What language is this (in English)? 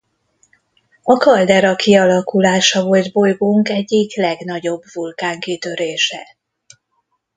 Hungarian